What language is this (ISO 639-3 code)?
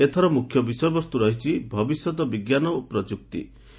ori